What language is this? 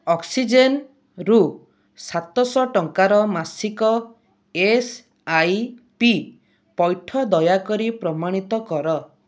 Odia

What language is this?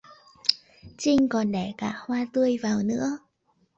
Vietnamese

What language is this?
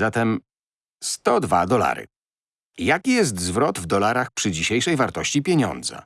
Polish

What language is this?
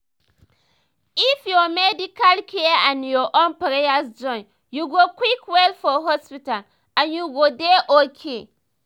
Nigerian Pidgin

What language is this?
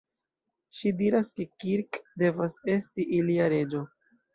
Esperanto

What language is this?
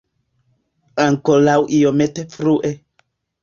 Esperanto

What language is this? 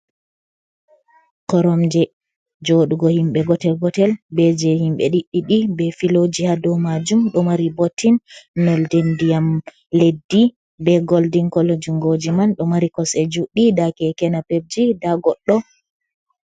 Fula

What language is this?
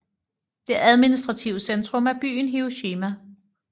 Danish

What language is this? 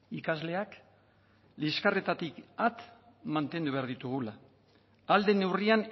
Basque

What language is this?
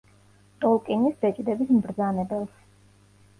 Georgian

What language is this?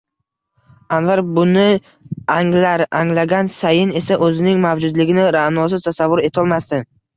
Uzbek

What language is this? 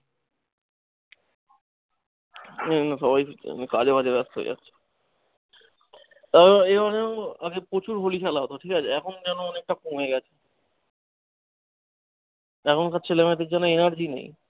Bangla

